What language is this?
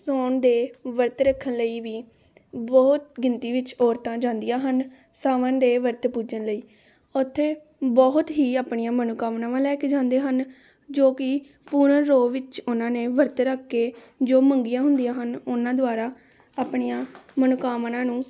Punjabi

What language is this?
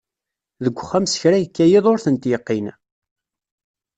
Kabyle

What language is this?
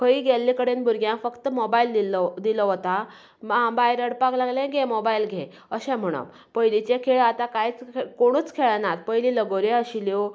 Konkani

